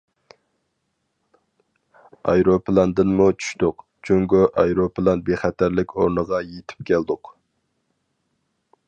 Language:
Uyghur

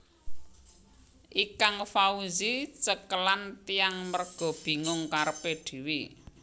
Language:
Javanese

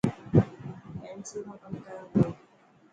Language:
Dhatki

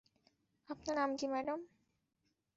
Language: Bangla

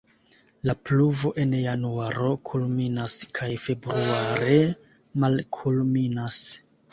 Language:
Esperanto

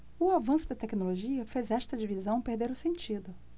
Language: Portuguese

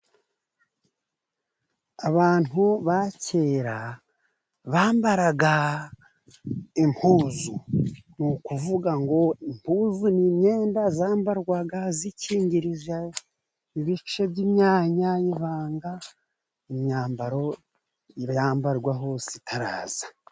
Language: Kinyarwanda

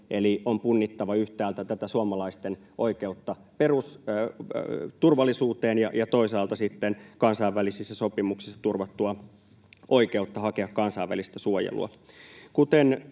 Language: Finnish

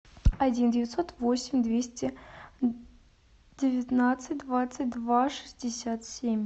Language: Russian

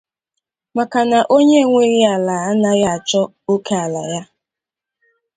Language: Igbo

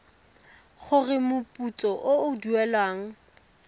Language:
Tswana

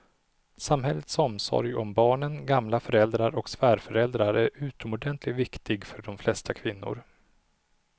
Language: Swedish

